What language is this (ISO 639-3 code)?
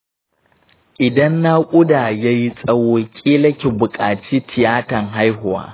hau